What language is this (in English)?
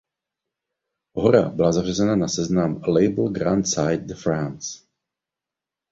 Czech